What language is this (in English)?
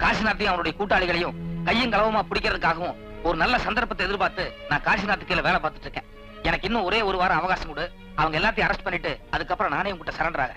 Indonesian